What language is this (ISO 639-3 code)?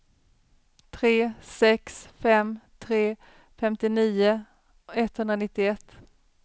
swe